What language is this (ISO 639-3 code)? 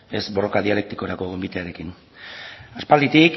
eus